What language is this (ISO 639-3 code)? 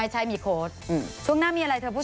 tha